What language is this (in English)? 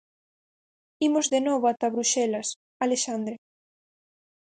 Galician